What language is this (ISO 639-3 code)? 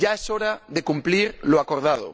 spa